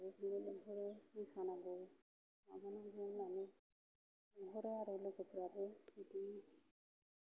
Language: Bodo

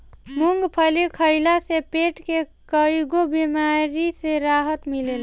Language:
Bhojpuri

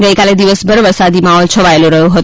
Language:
Gujarati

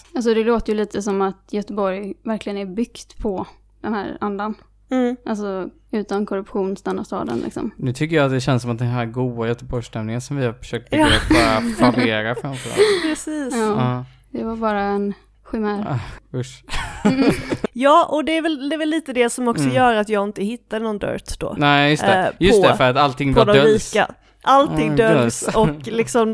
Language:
Swedish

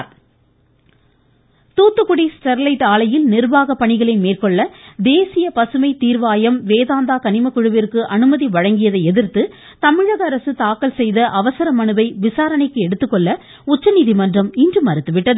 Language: Tamil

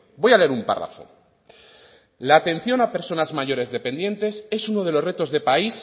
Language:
Spanish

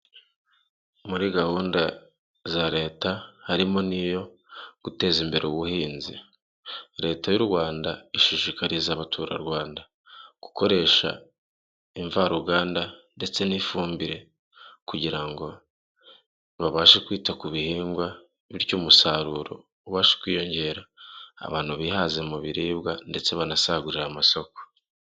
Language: Kinyarwanda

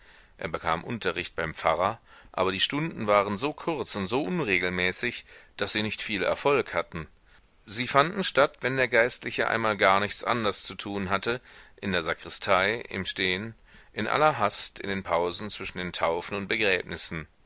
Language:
German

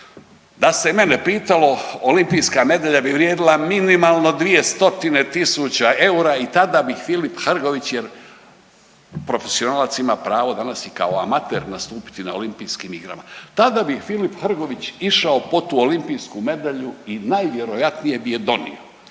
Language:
Croatian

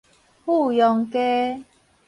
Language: Min Nan Chinese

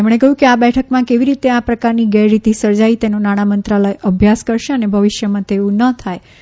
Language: Gujarati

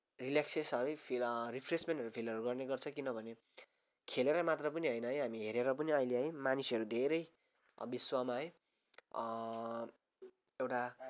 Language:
Nepali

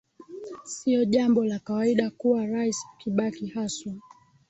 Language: Swahili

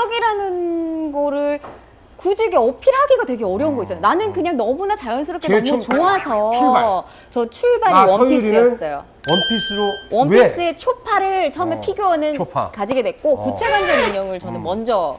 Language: Korean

